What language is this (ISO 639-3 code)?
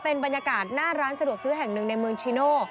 tha